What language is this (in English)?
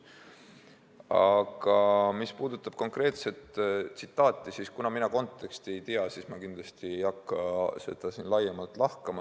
Estonian